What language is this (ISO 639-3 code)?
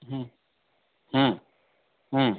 kan